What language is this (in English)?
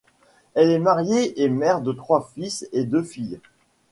French